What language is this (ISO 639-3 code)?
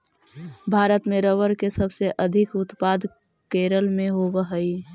mag